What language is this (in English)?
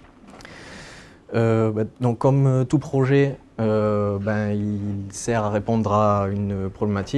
French